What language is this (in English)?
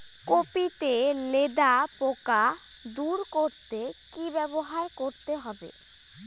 Bangla